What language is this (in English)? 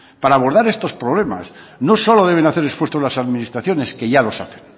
Spanish